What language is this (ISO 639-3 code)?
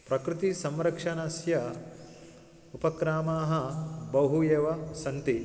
san